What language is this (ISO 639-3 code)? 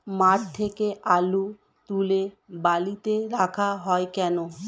ben